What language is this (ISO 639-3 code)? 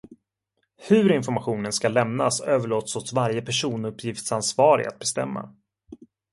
swe